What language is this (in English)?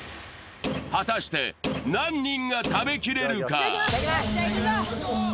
Japanese